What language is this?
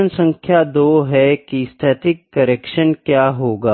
Hindi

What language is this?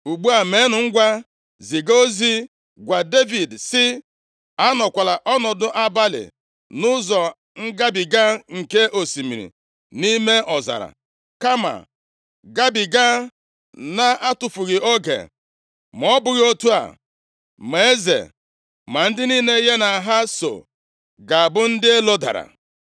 Igbo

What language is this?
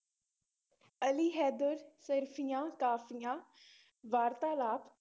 Punjabi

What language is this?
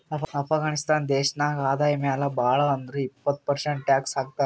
Kannada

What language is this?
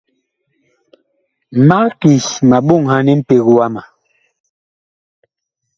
Bakoko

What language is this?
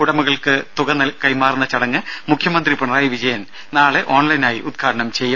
Malayalam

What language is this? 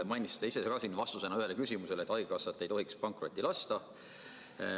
Estonian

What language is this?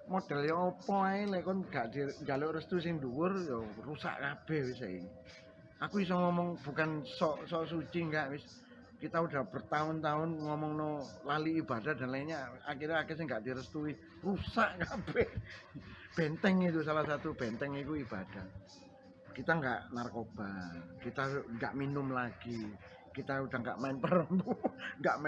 Indonesian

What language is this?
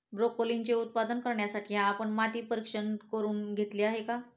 Marathi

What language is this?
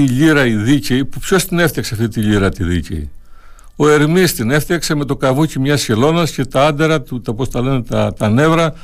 Greek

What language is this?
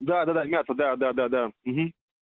Russian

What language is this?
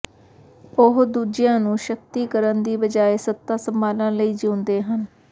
Punjabi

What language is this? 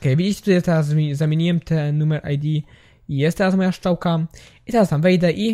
Polish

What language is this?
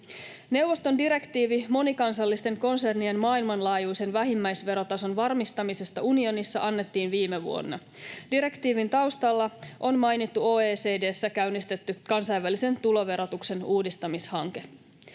Finnish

